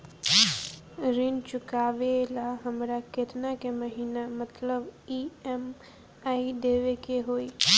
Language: Bhojpuri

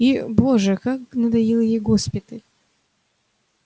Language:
Russian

